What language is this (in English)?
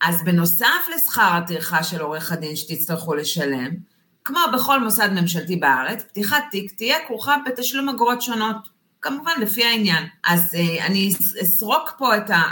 Hebrew